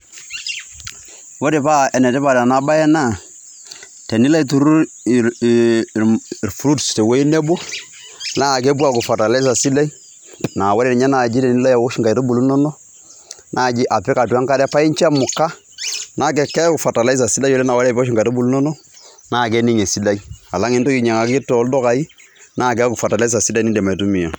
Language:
Masai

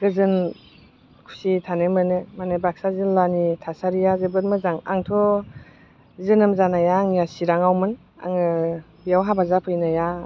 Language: Bodo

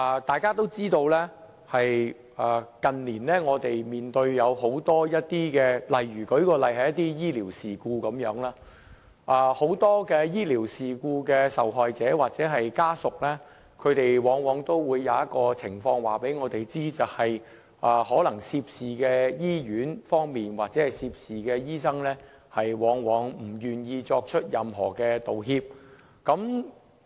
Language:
Cantonese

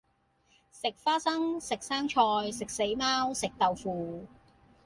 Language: Cantonese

